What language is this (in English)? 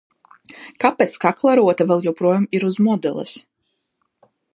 Latvian